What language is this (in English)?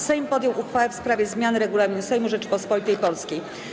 Polish